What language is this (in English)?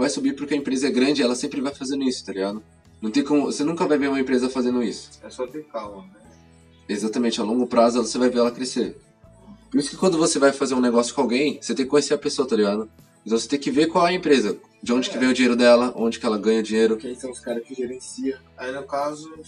Portuguese